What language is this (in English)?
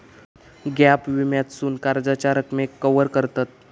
Marathi